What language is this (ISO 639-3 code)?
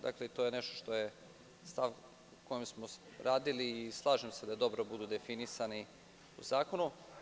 srp